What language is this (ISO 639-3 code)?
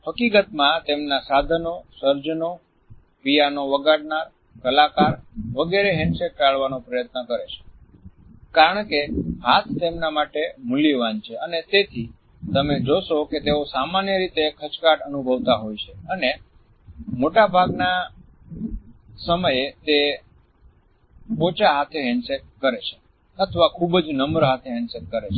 guj